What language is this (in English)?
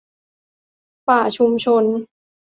Thai